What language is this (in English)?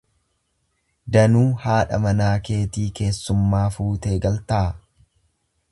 Oromo